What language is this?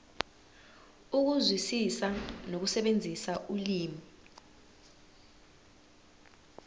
Zulu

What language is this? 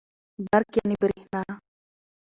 Pashto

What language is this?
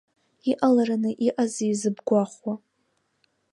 Abkhazian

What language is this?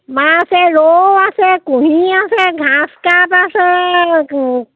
Assamese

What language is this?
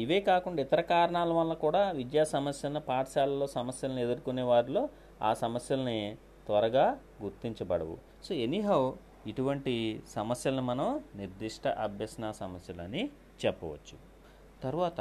Telugu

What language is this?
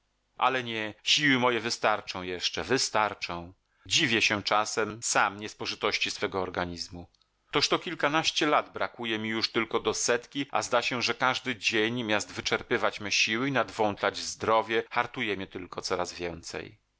Polish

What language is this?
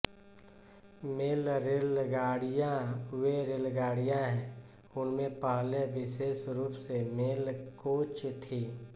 Hindi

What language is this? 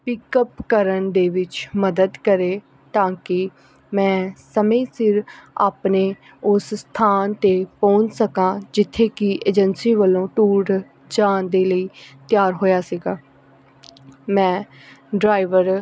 Punjabi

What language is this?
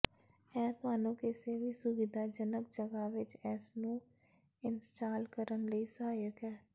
Punjabi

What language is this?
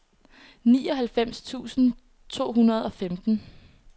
Danish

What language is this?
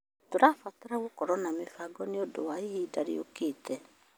Kikuyu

